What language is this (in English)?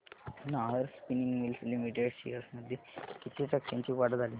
Marathi